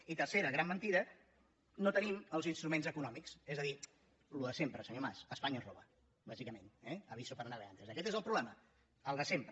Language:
Catalan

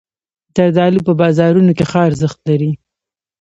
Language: Pashto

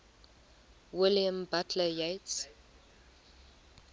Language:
English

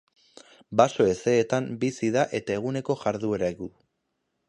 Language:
Basque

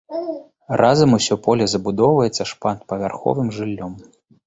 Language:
Belarusian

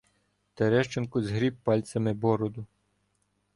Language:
Ukrainian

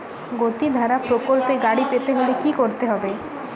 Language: Bangla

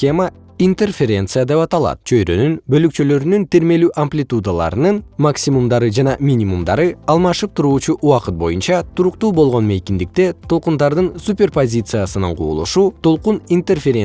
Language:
Kyrgyz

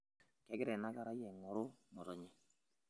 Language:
Masai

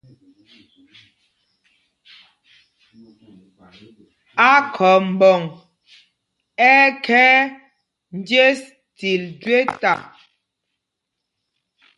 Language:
Mpumpong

